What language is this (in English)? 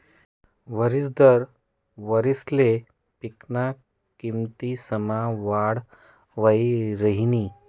Marathi